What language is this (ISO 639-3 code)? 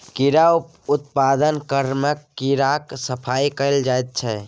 mai